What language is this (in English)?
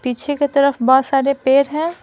Hindi